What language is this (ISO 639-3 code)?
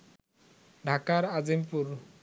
ben